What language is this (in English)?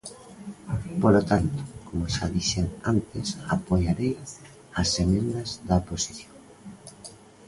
Galician